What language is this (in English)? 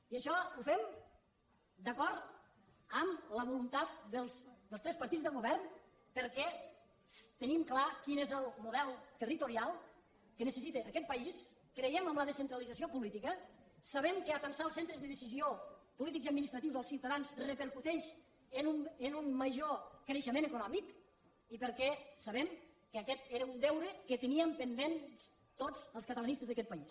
Catalan